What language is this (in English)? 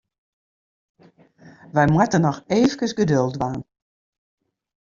Western Frisian